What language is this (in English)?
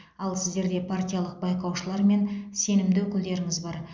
Kazakh